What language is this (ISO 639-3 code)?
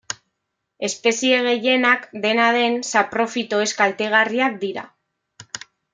eus